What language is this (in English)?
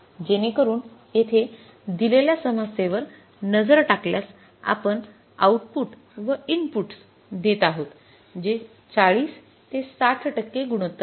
Marathi